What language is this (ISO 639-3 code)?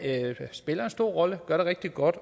dan